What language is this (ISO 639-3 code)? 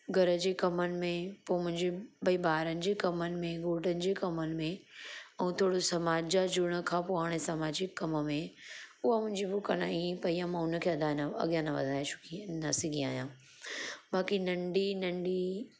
snd